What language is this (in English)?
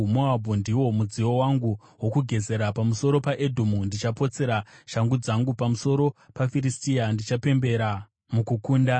Shona